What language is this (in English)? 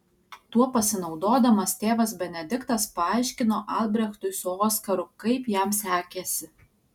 Lithuanian